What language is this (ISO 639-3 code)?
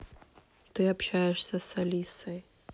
rus